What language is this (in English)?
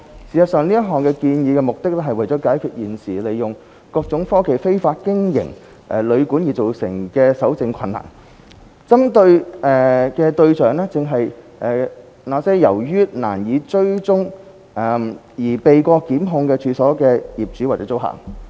Cantonese